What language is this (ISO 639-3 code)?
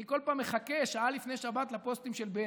heb